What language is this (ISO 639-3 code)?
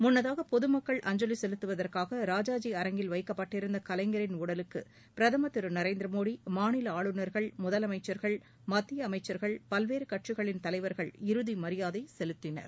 tam